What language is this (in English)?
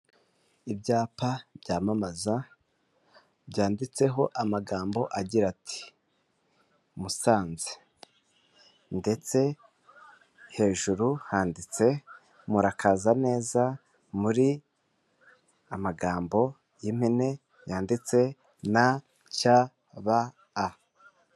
Kinyarwanda